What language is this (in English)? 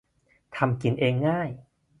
Thai